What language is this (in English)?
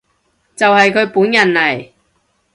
Cantonese